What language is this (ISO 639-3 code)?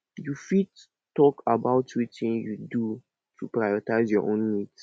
pcm